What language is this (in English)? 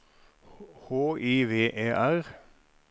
Norwegian